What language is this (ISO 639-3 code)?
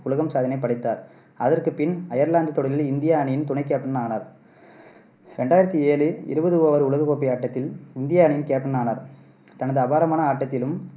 tam